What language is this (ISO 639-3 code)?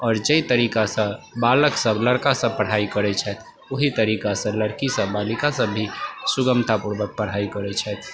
mai